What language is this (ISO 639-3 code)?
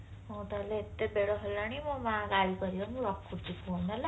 ori